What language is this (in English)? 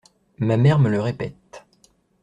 French